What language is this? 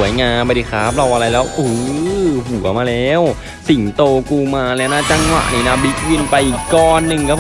Thai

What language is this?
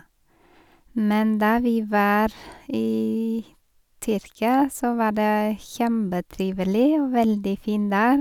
Norwegian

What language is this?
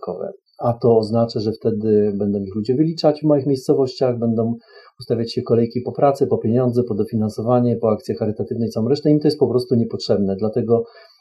Polish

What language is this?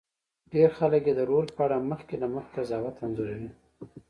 Pashto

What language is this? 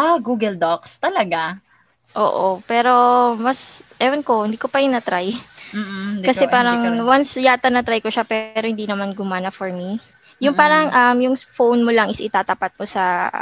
Filipino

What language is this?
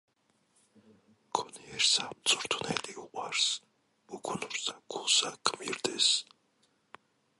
Georgian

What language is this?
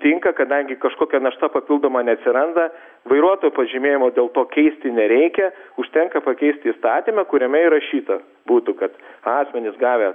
Lithuanian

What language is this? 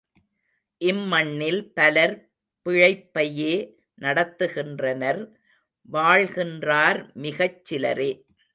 Tamil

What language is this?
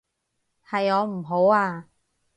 Cantonese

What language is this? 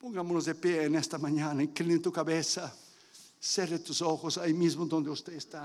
Spanish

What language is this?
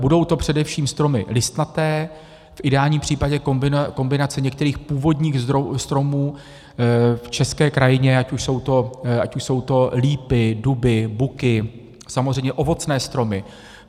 Czech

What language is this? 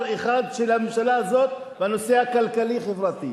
Hebrew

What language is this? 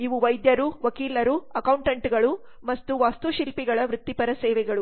Kannada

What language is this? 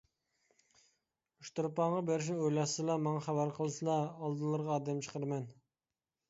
Uyghur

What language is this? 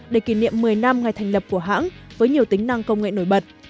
Vietnamese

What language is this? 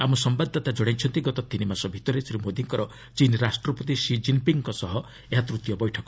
Odia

